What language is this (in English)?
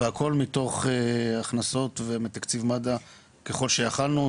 Hebrew